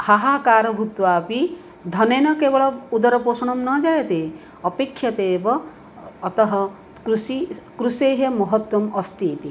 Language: Sanskrit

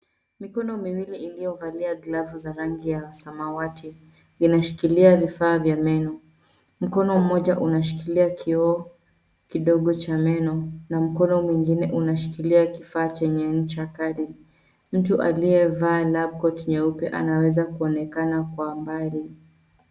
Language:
Swahili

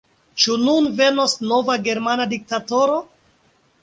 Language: Esperanto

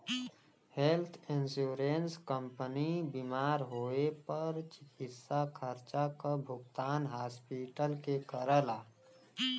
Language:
Bhojpuri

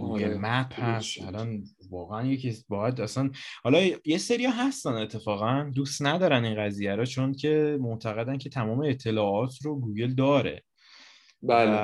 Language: Persian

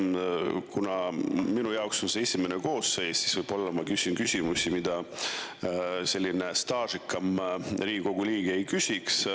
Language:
Estonian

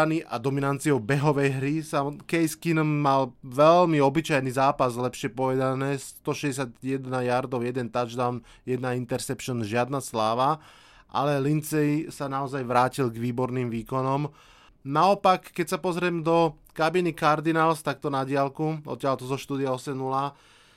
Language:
Slovak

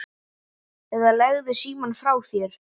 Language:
Icelandic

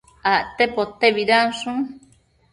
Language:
Matsés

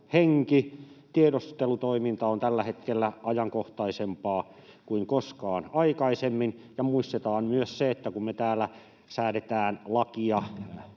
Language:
Finnish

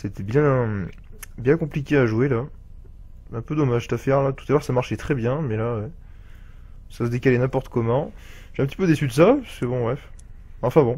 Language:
French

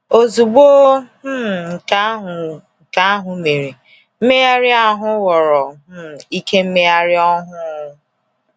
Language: Igbo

